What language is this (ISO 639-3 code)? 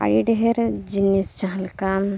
sat